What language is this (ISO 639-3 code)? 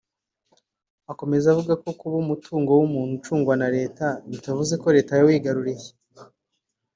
kin